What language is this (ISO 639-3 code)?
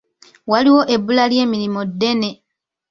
lug